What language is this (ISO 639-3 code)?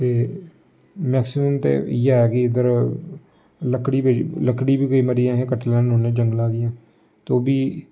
doi